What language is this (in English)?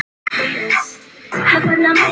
Icelandic